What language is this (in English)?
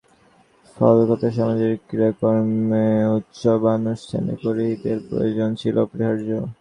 Bangla